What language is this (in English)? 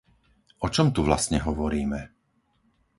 Slovak